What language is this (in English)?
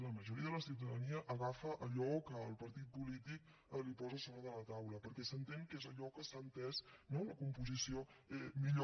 Catalan